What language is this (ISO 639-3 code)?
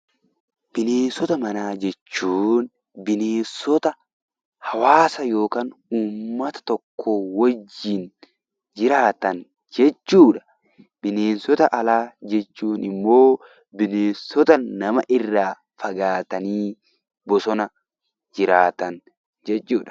orm